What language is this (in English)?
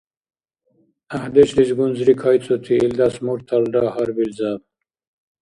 Dargwa